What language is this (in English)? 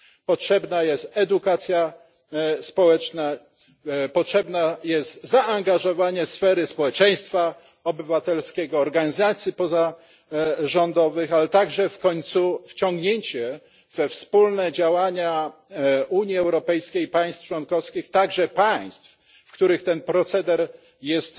Polish